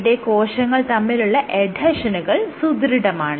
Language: Malayalam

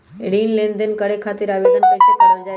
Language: Magahi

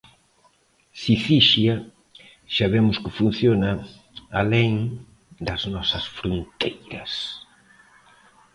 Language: Galician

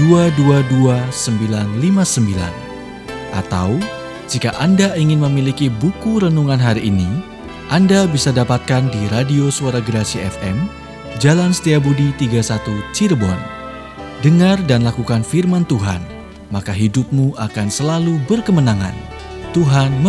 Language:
Indonesian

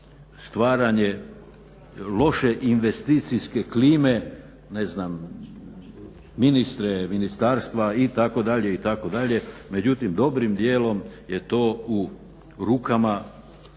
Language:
Croatian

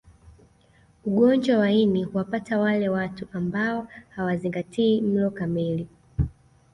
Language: Swahili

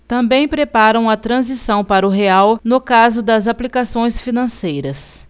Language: Portuguese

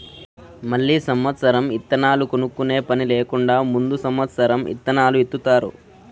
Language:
Telugu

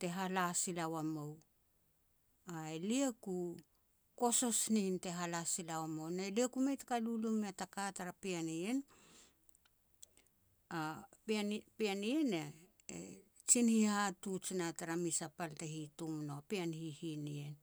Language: Petats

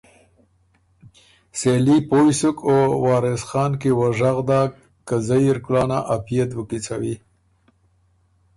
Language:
Ormuri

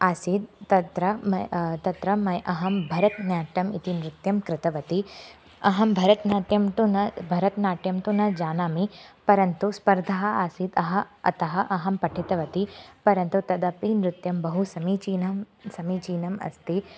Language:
Sanskrit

